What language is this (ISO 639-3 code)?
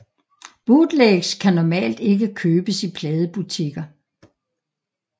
dan